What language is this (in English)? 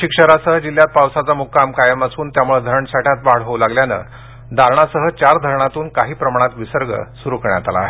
Marathi